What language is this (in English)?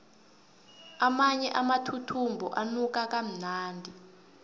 South Ndebele